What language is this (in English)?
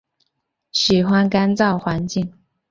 Chinese